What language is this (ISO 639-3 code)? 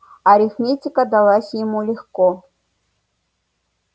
rus